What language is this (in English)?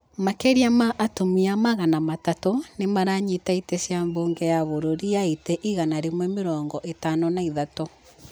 Kikuyu